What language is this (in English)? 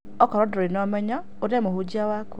Kikuyu